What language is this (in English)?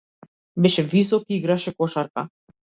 Macedonian